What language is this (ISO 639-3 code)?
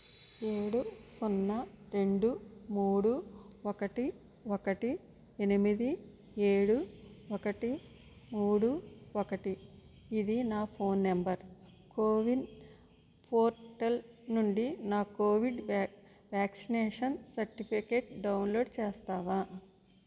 tel